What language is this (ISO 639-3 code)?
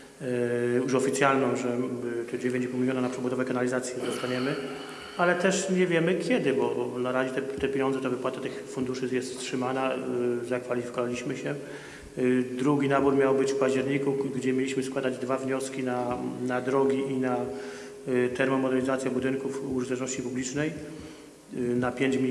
pol